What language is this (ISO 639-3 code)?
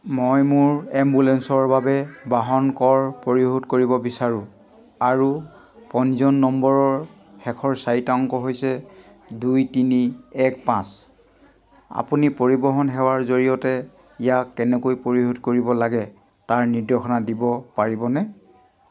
asm